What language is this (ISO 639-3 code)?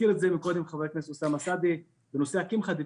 heb